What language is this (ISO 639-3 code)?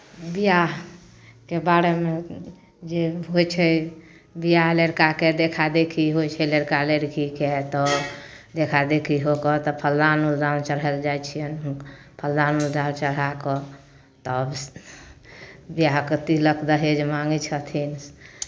mai